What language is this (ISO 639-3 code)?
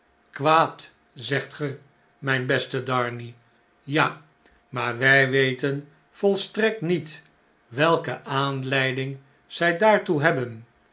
nld